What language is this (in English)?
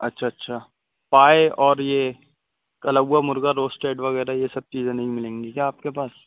Urdu